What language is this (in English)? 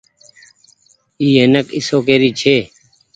Goaria